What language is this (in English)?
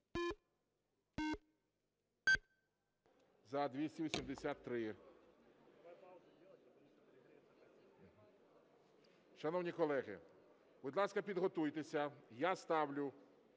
Ukrainian